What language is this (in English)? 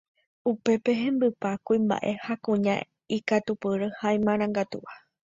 Guarani